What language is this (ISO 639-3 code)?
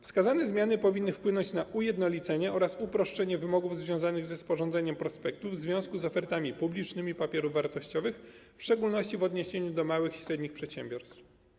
pol